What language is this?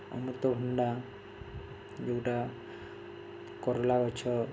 Odia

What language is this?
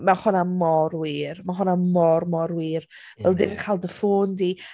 Welsh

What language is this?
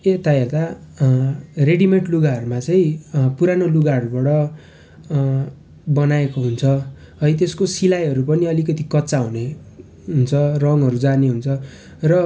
Nepali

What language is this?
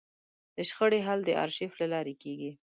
Pashto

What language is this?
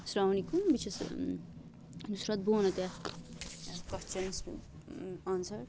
Kashmiri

